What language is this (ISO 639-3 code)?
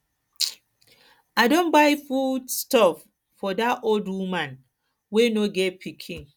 pcm